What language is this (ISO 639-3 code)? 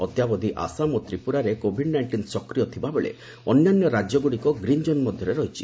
ori